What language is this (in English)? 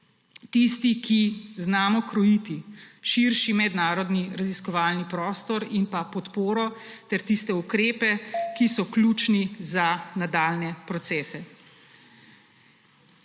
Slovenian